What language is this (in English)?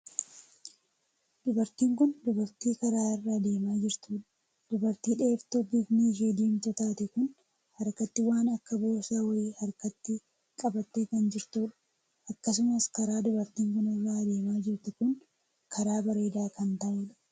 Oromo